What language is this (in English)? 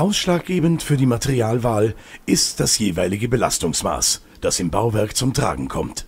German